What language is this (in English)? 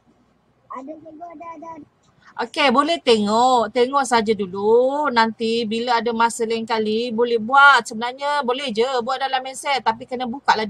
Malay